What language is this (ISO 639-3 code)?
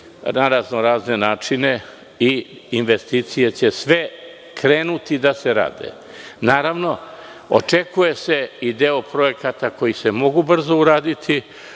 srp